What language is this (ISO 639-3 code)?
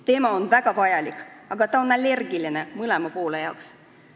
est